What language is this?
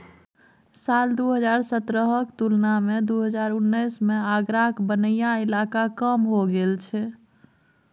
Maithili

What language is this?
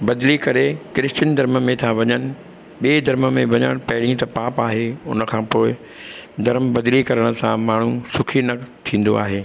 Sindhi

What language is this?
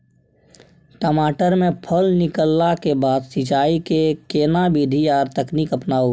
Maithili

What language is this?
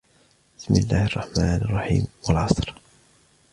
Arabic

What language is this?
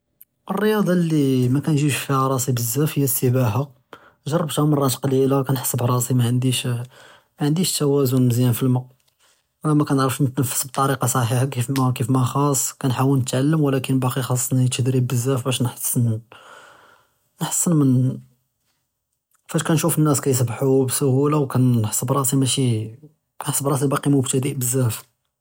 Judeo-Arabic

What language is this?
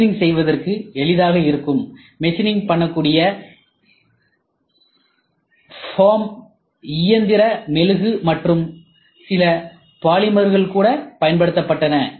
Tamil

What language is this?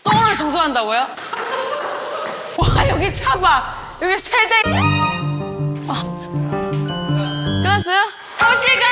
Korean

